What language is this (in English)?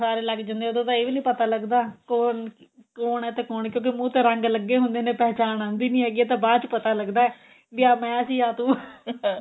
Punjabi